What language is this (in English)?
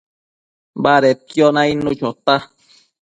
Matsés